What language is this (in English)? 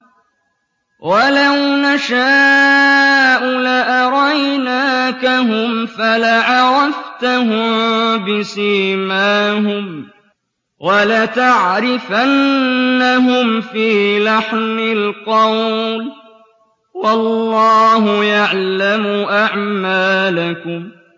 Arabic